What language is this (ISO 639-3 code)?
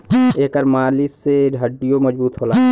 bho